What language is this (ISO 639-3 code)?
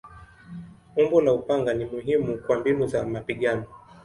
swa